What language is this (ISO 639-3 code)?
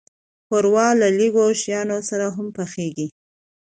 pus